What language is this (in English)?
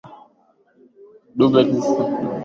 Swahili